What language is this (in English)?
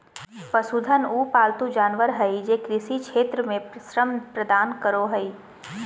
Magahi